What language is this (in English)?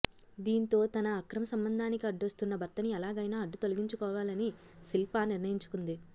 Telugu